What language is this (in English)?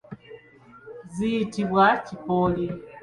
Ganda